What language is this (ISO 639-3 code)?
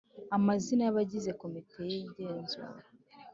kin